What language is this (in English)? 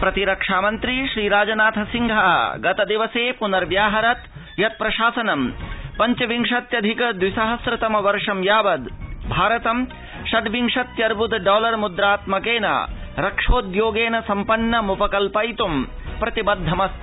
Sanskrit